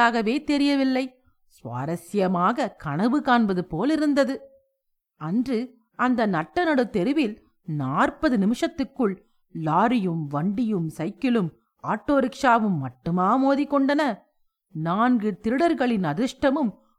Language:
Tamil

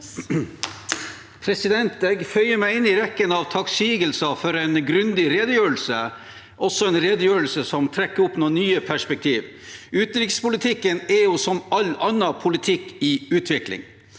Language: Norwegian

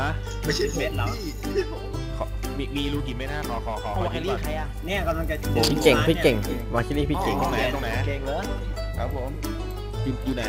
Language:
Thai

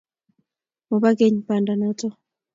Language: Kalenjin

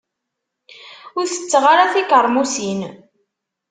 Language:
Kabyle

